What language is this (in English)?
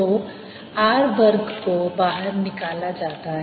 Hindi